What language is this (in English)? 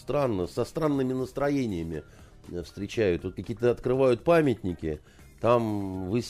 Russian